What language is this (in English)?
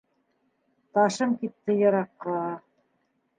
Bashkir